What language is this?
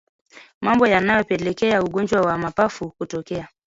Swahili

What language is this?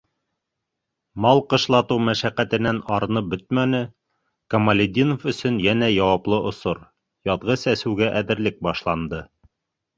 Bashkir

